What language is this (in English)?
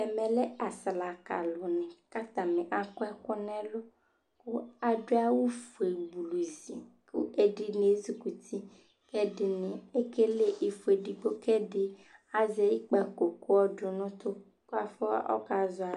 Ikposo